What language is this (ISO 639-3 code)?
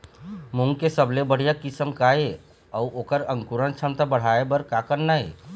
hne